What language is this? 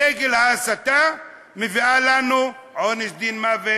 Hebrew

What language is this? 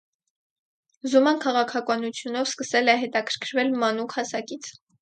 Armenian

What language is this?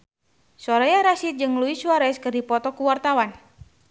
Sundanese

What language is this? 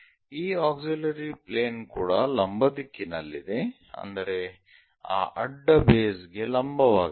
Kannada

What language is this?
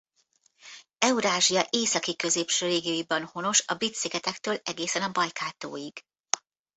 Hungarian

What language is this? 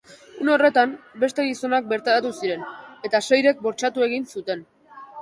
Basque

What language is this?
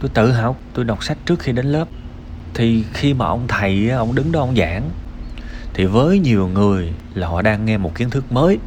Vietnamese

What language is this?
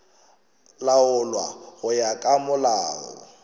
Northern Sotho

